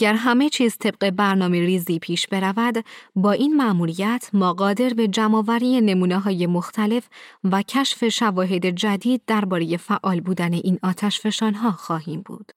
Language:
Persian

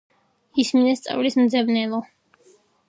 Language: Georgian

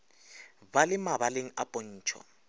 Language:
Northern Sotho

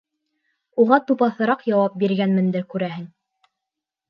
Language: Bashkir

